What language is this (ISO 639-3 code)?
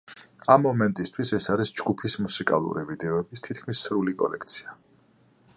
kat